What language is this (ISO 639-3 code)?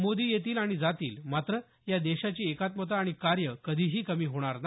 mar